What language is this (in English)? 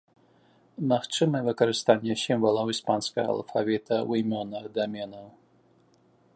Belarusian